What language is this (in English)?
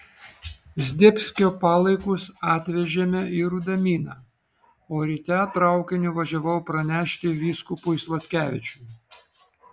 Lithuanian